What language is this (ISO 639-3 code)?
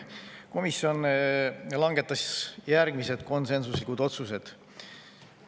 est